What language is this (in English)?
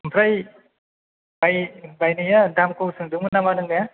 Bodo